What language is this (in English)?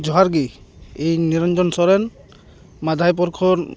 Santali